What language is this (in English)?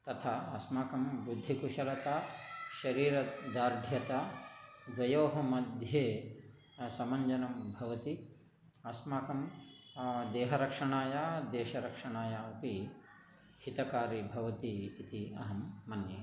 Sanskrit